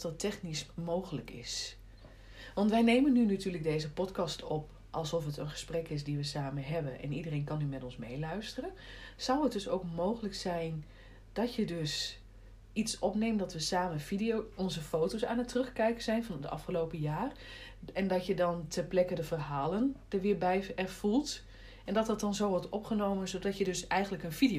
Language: Dutch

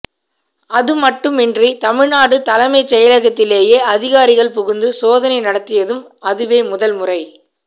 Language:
Tamil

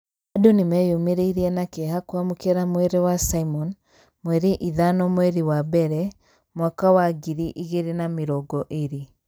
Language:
Kikuyu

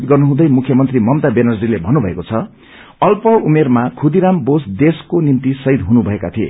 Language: Nepali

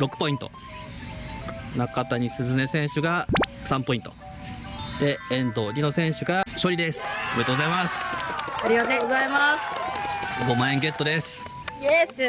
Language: Japanese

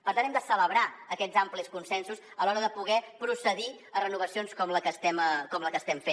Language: Catalan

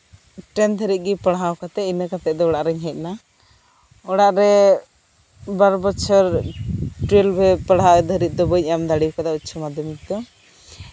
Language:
Santali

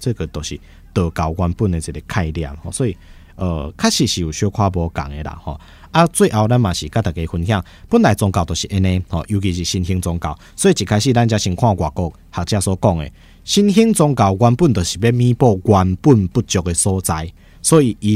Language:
Chinese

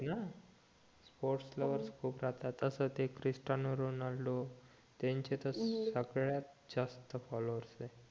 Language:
Marathi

